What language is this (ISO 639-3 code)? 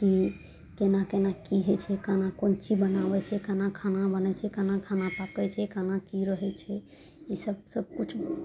mai